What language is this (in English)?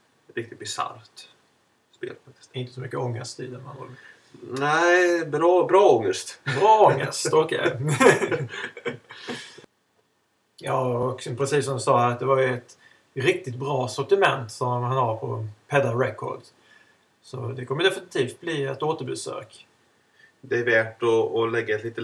Swedish